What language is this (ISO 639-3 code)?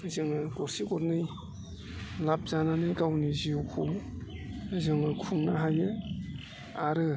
brx